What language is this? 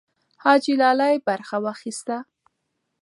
Pashto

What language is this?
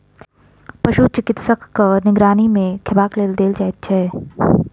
Maithili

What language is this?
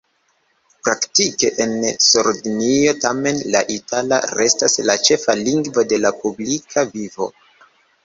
Esperanto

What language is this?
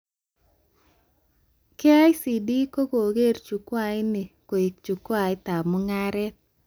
Kalenjin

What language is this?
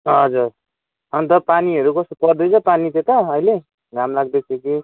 Nepali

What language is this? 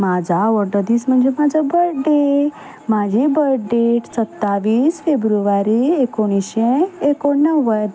Konkani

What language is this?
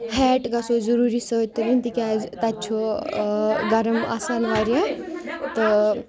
Kashmiri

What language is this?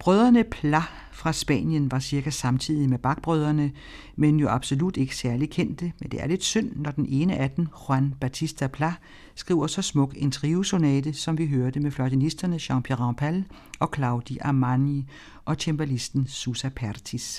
Danish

